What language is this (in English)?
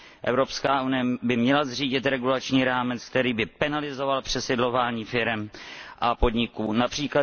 Czech